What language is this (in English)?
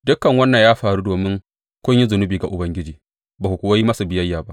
Hausa